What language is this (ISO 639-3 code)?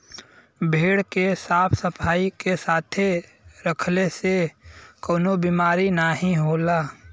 bho